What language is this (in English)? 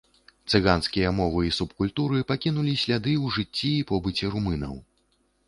Belarusian